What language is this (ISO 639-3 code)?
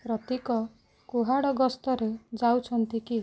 ori